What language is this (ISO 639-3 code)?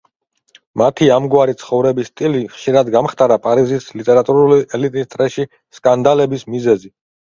kat